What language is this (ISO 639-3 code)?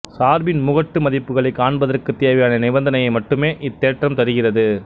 tam